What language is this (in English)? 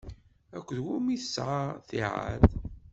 Kabyle